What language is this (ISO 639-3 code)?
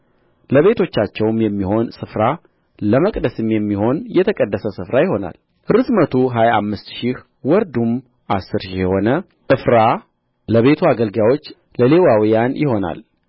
amh